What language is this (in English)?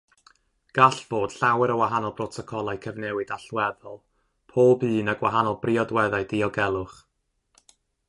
Welsh